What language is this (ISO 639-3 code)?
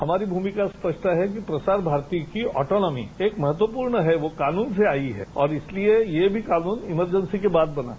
hin